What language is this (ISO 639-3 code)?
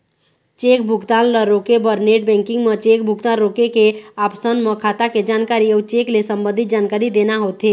hne